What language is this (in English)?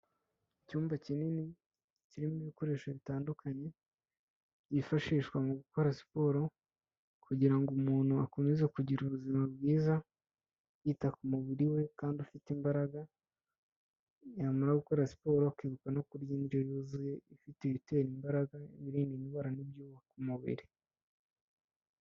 Kinyarwanda